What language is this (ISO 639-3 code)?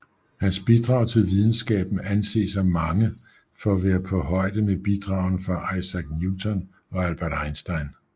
dan